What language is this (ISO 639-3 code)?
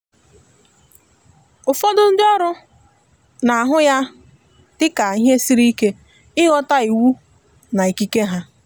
ibo